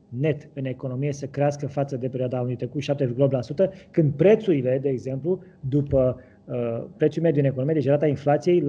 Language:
Romanian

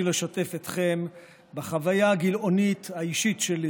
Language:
Hebrew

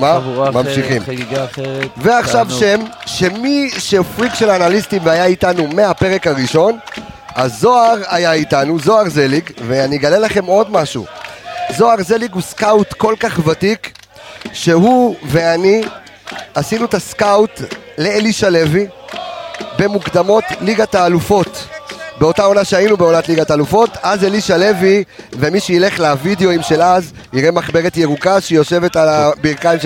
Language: Hebrew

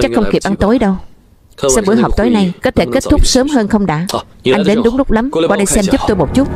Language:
Vietnamese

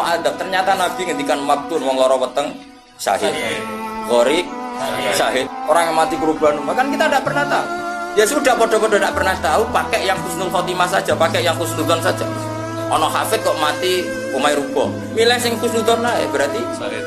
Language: Indonesian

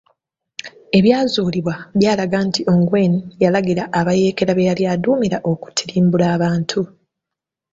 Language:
Ganda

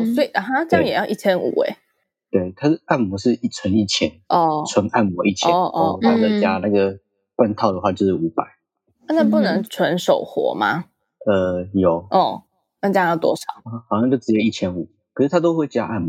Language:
Chinese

